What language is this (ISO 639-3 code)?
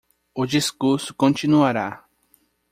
por